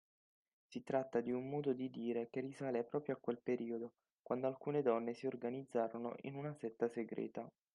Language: Italian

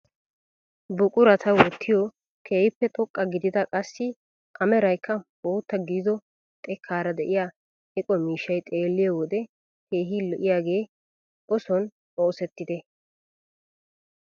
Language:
Wolaytta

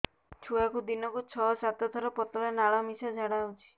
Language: Odia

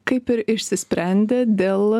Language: Lithuanian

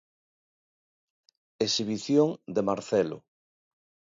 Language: Galician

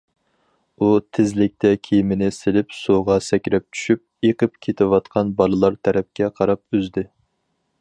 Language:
Uyghur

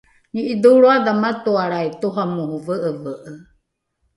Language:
Rukai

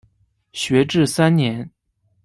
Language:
Chinese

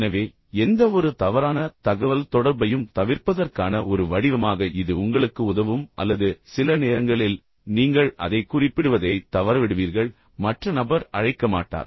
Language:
Tamil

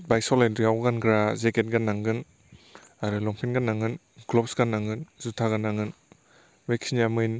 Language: Bodo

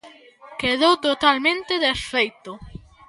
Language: Galician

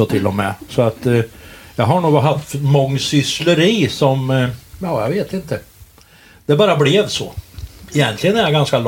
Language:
Swedish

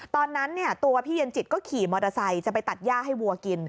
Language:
Thai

